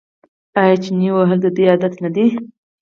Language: Pashto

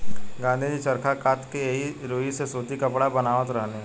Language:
Bhojpuri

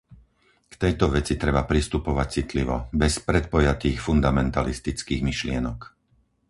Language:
Slovak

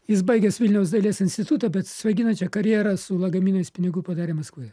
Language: Lithuanian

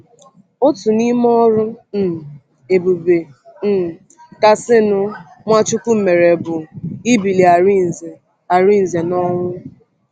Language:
Igbo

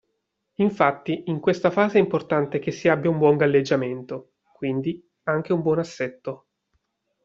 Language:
Italian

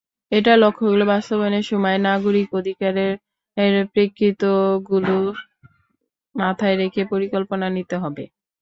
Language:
Bangla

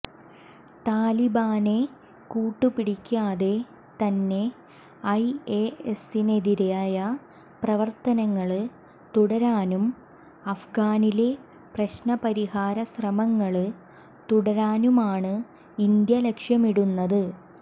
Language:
Malayalam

